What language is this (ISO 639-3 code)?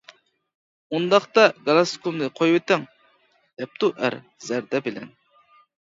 uig